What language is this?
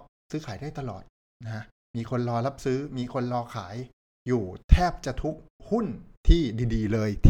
Thai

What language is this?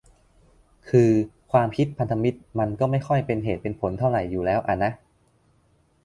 Thai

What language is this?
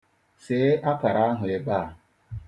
Igbo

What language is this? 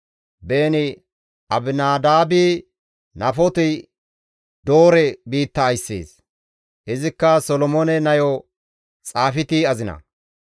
Gamo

